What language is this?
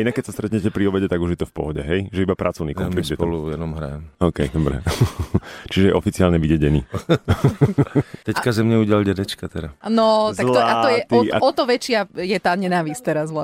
Slovak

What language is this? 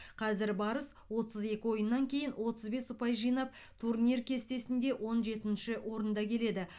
Kazakh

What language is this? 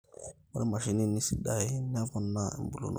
Masai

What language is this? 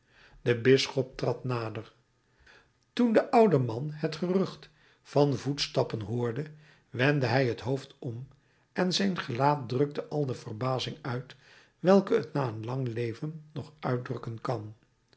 Dutch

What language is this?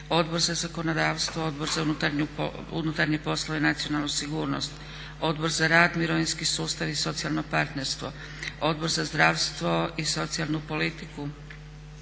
Croatian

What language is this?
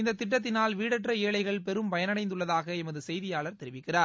Tamil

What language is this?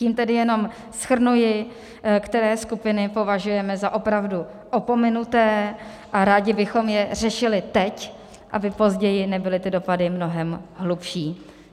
Czech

